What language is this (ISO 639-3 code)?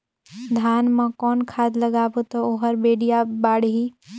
hne